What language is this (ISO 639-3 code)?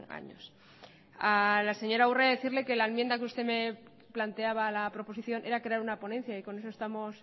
spa